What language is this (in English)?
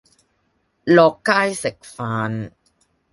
Cantonese